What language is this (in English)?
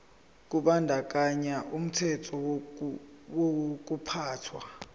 Zulu